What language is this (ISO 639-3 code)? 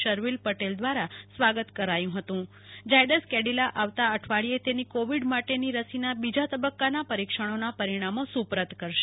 guj